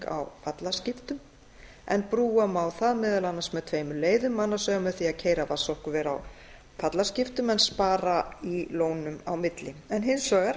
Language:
Icelandic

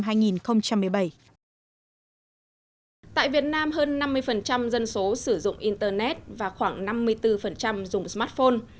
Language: Vietnamese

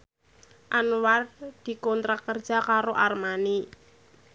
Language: Javanese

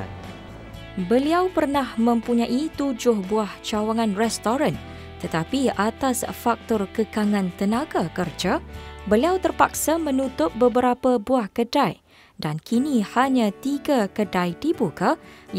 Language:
Malay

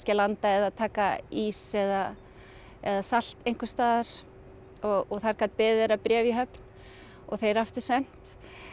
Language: Icelandic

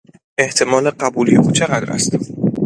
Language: Persian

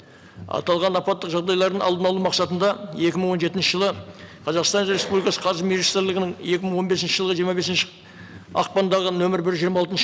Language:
Kazakh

